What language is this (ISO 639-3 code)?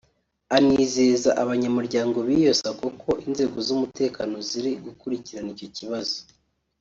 kin